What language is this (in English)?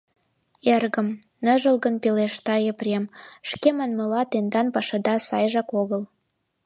Mari